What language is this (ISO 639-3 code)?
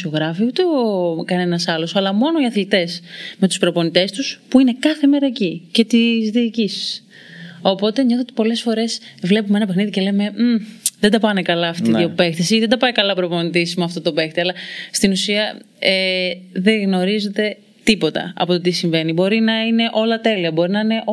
ell